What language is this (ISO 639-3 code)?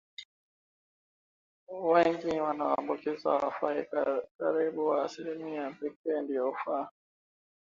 swa